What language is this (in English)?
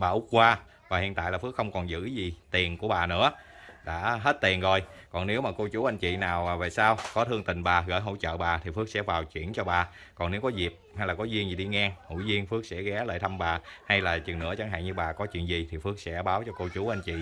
Vietnamese